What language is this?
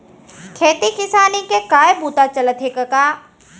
Chhattisgarhi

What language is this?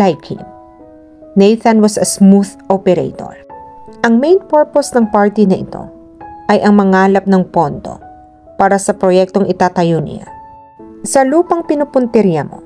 Filipino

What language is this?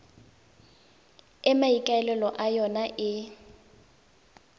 Tswana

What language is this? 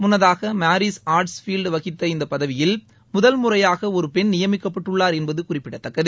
Tamil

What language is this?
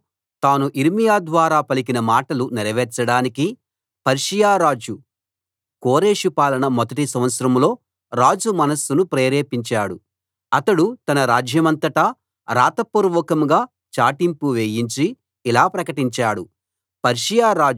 Telugu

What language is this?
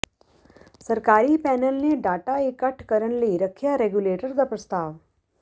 Punjabi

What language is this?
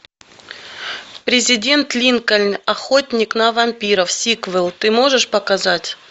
Russian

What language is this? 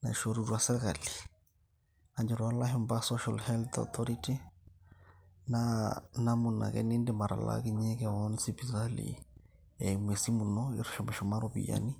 Masai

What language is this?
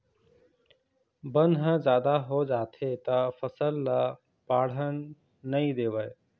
Chhattisgarhi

